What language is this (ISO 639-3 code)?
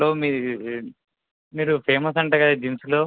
tel